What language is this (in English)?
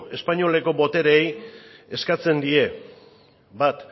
Basque